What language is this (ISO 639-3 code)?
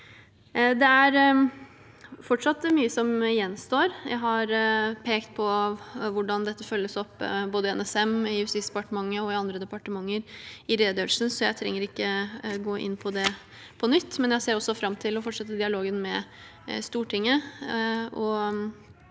nor